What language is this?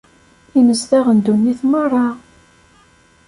Kabyle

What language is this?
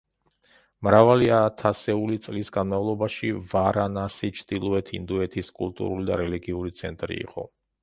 Georgian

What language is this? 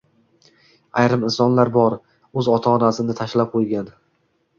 Uzbek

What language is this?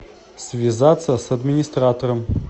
Russian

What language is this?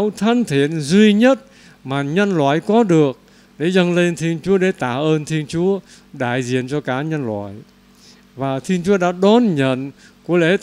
Vietnamese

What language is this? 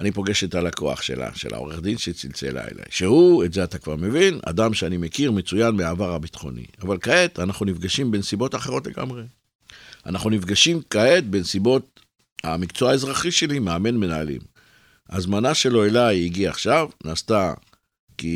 Hebrew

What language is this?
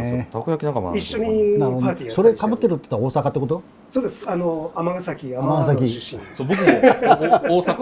Japanese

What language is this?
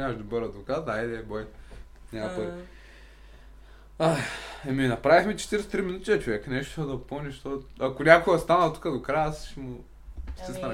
Bulgarian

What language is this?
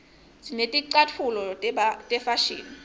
Swati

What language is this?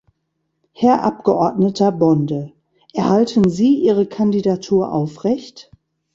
German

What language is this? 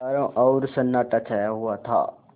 Hindi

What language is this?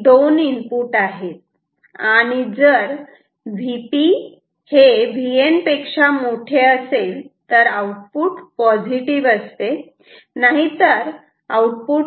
Marathi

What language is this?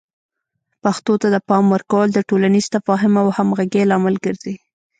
Pashto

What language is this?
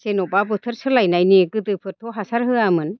Bodo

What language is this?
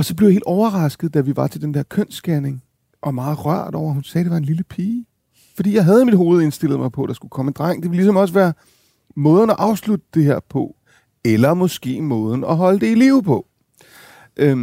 Danish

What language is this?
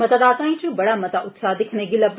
Dogri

